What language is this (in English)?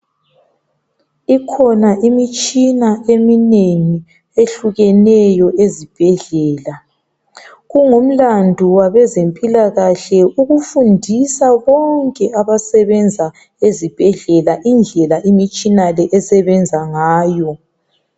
North Ndebele